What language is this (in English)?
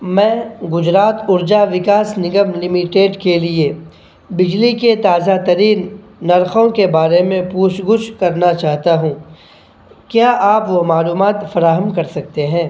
Urdu